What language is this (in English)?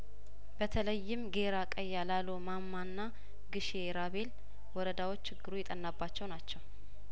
Amharic